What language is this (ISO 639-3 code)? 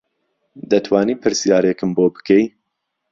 ckb